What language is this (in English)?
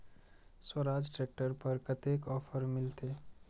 Maithili